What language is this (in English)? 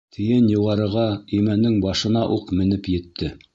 Bashkir